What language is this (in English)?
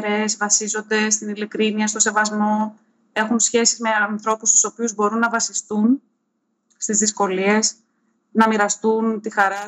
Greek